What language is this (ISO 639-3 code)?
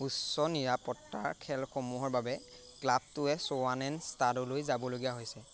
asm